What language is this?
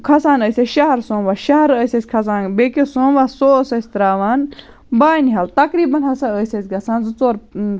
Kashmiri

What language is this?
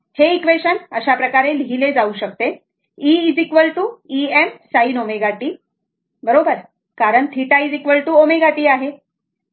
Marathi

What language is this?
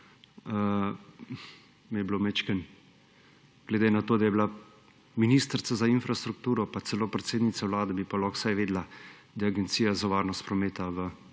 Slovenian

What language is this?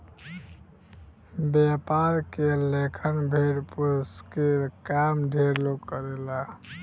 Bhojpuri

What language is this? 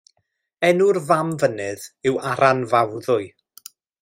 Welsh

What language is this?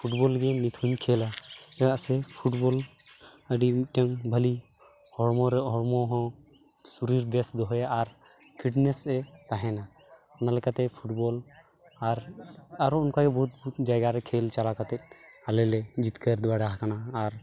Santali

